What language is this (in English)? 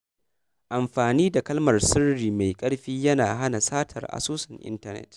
Hausa